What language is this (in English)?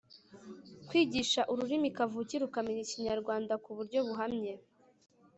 Kinyarwanda